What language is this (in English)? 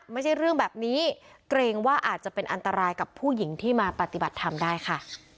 Thai